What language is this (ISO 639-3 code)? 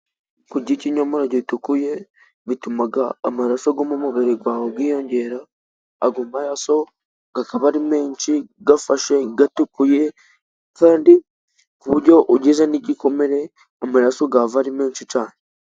kin